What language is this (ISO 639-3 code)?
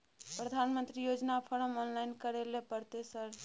mai